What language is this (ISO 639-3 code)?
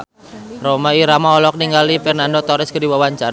sun